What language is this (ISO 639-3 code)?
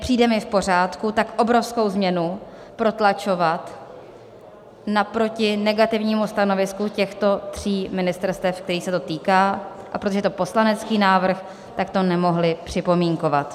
ces